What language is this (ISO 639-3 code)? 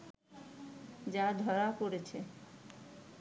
ben